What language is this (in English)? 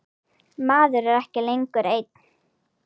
Icelandic